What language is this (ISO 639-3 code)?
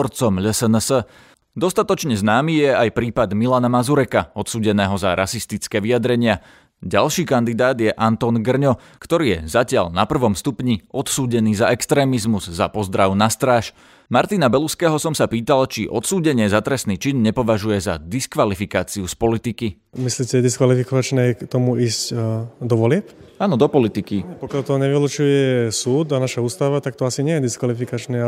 slk